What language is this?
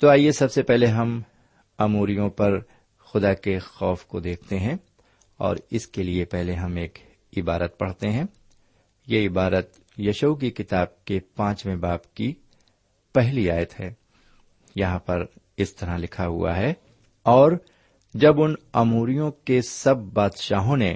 Urdu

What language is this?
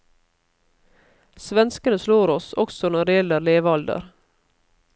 Norwegian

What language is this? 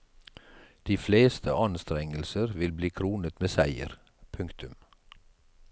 Norwegian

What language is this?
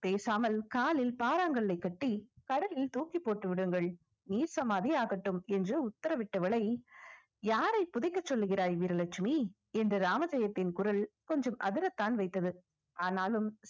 Tamil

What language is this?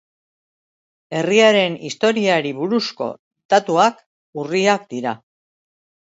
Basque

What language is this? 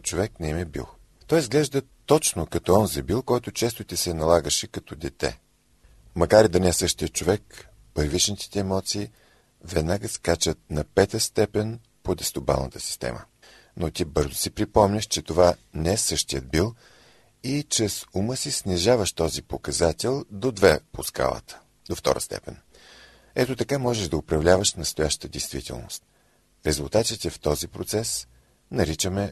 Bulgarian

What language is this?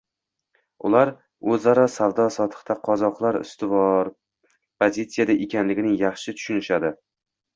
Uzbek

